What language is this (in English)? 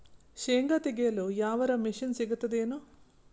Kannada